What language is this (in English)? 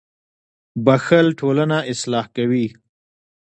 Pashto